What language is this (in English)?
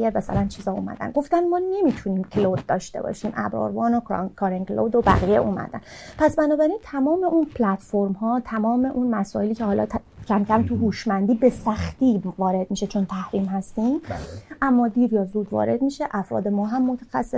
Persian